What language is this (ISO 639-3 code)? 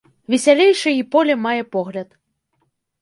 bel